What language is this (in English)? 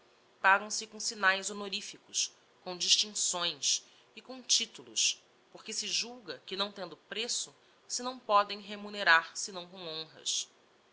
Portuguese